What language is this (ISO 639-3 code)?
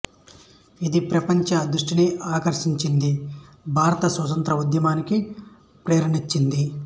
tel